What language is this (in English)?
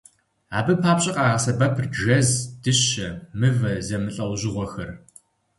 Kabardian